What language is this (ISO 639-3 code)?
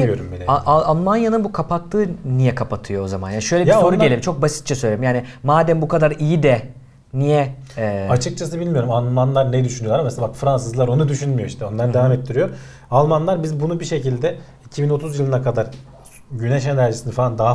tur